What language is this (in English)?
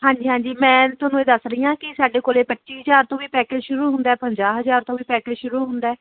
Punjabi